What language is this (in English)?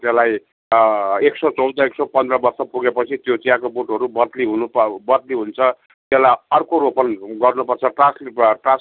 Nepali